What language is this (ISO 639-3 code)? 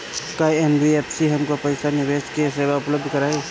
bho